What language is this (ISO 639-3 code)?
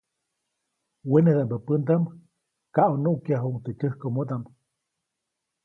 zoc